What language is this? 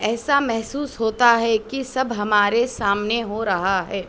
Urdu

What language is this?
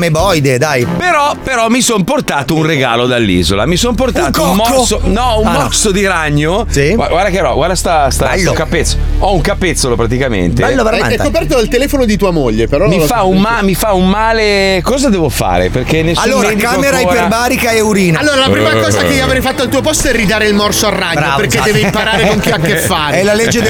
Italian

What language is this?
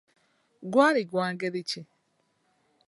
Ganda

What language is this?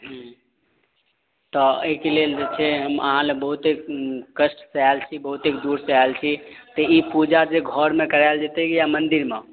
Maithili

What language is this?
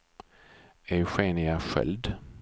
Swedish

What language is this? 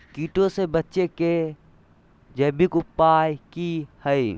Magahi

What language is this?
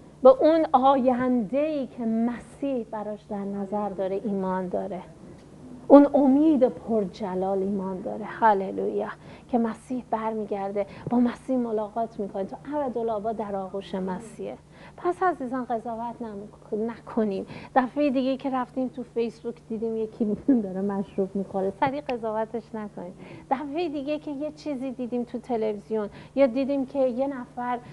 Persian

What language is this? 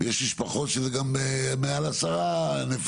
Hebrew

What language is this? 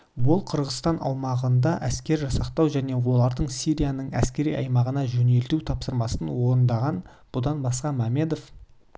Kazakh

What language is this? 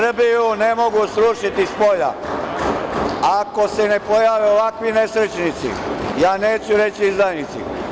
Serbian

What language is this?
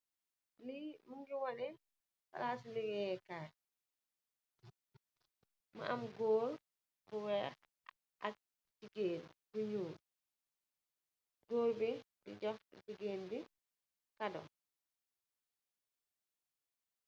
Wolof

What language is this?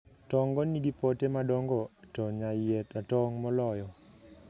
Luo (Kenya and Tanzania)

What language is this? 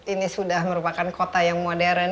Indonesian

